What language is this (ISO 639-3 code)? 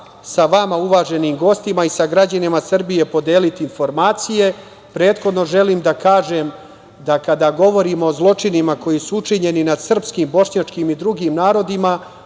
srp